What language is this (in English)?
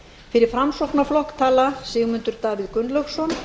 Icelandic